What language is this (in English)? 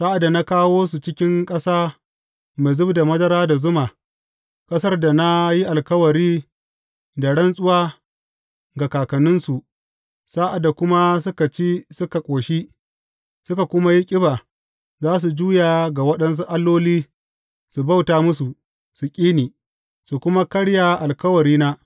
Hausa